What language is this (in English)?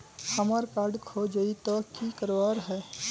Magahi